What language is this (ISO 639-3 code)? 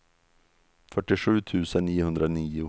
swe